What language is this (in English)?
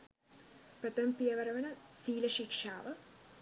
Sinhala